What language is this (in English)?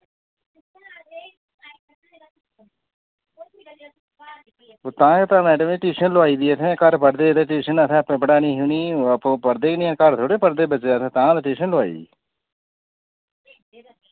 Dogri